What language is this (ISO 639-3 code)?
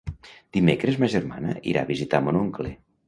cat